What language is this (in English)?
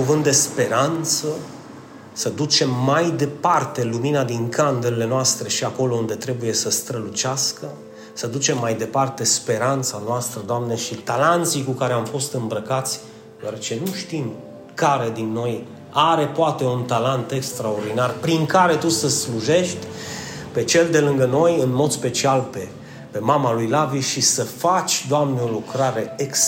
Romanian